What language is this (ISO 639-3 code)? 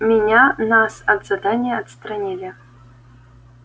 rus